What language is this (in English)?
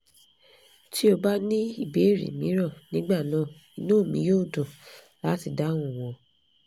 Yoruba